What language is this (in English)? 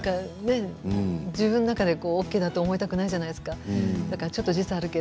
Japanese